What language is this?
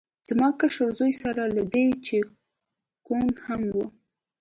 Pashto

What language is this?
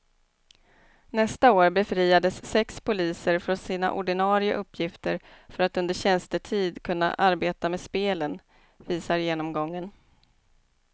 Swedish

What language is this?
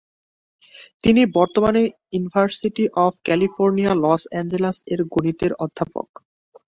Bangla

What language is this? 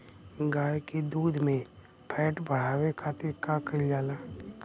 Bhojpuri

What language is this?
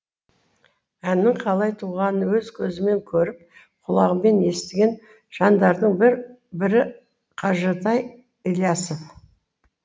Kazakh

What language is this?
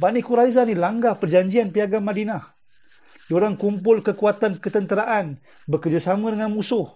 Malay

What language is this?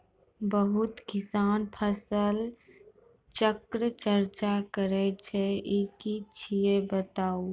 Maithili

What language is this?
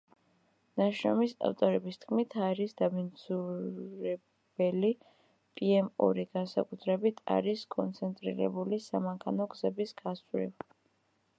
Georgian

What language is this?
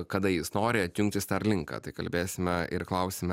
Lithuanian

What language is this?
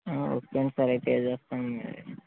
Telugu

